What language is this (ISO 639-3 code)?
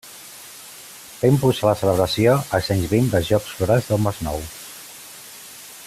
cat